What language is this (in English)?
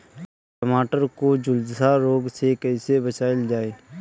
Bhojpuri